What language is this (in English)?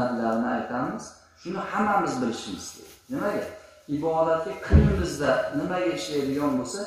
Turkish